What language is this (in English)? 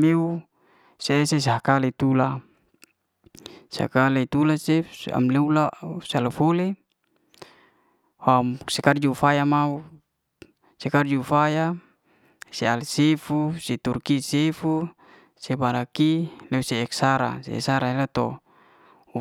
Liana-Seti